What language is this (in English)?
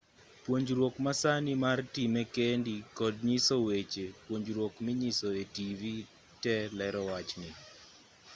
Luo (Kenya and Tanzania)